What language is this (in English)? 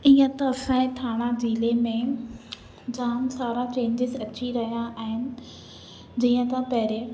Sindhi